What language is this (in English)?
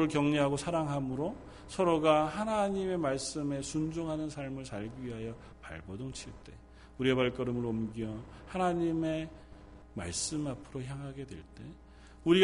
Korean